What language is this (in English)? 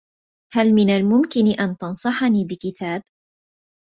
Arabic